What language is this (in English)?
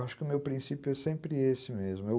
Portuguese